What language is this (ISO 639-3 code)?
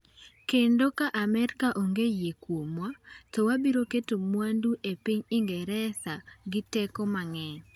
luo